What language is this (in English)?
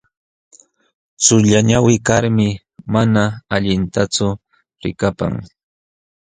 Jauja Wanca Quechua